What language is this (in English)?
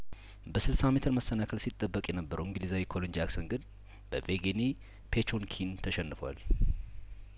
Amharic